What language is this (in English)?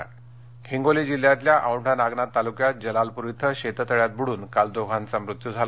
Marathi